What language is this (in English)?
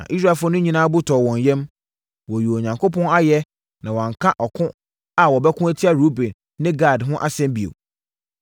Akan